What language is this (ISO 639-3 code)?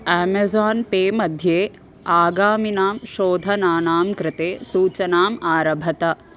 san